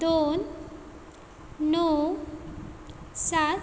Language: Konkani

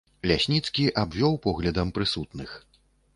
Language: Belarusian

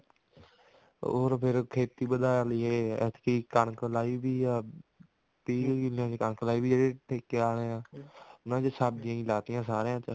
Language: Punjabi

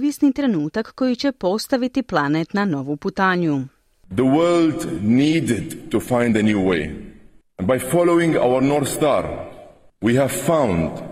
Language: Croatian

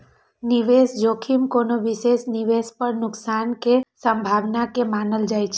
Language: Maithili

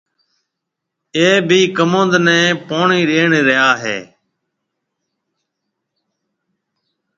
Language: Marwari (Pakistan)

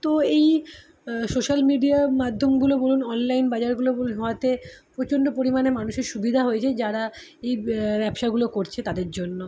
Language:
Bangla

